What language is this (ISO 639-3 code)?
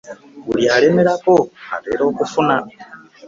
lug